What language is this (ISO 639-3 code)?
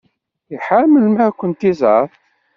kab